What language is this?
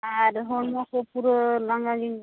Santali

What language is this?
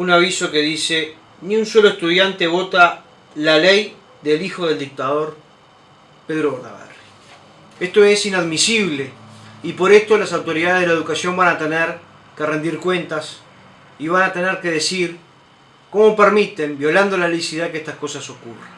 Spanish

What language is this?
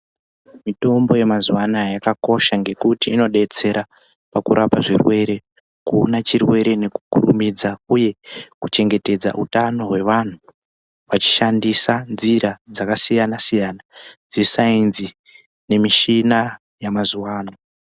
Ndau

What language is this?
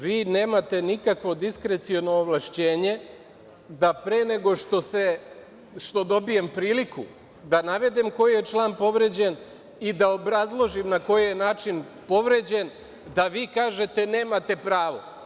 Serbian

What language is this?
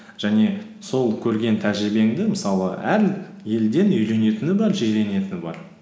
Kazakh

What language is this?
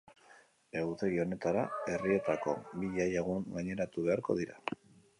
Basque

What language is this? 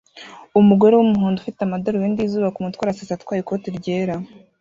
Kinyarwanda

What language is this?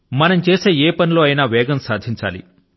Telugu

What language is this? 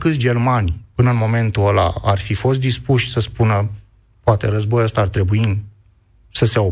Romanian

